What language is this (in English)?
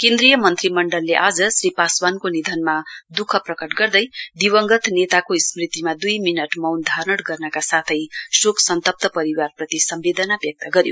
Nepali